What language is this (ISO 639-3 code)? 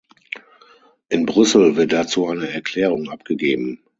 deu